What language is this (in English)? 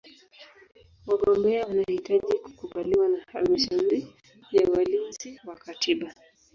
Swahili